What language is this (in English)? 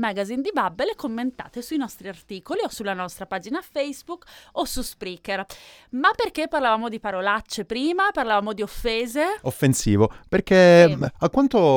Italian